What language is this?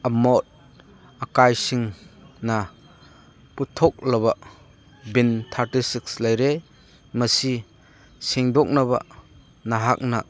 Manipuri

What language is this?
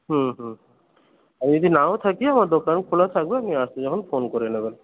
Bangla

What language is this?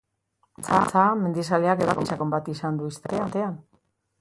Basque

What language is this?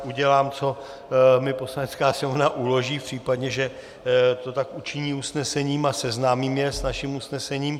Czech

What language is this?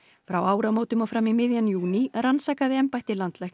Icelandic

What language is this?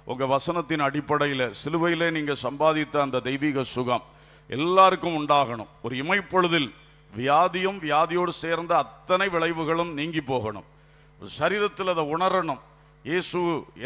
Romanian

